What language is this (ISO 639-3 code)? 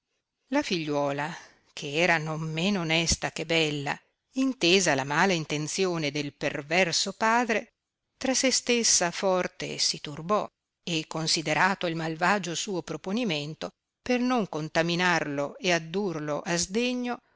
ita